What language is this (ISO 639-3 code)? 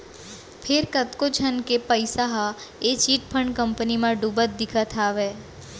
hne